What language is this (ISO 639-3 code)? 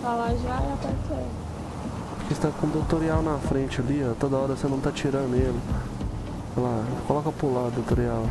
por